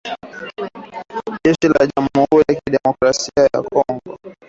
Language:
Swahili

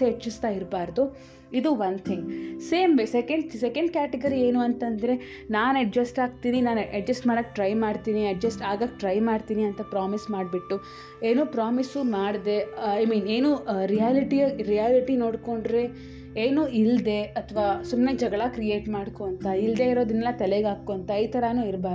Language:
Kannada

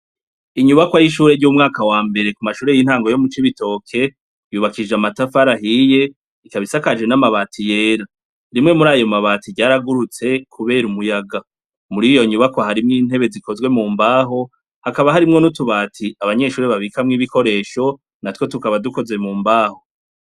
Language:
Rundi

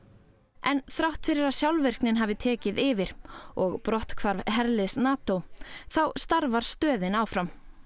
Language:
Icelandic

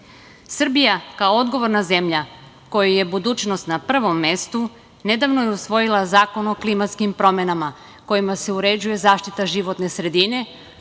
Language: Serbian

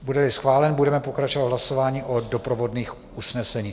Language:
Czech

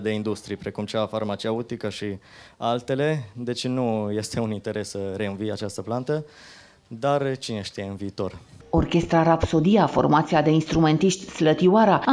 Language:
Romanian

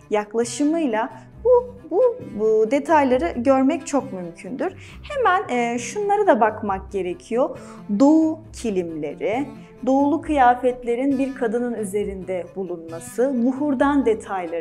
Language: Turkish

